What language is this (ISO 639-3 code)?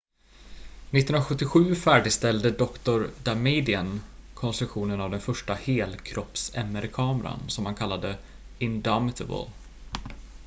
swe